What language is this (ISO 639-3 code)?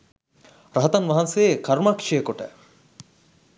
sin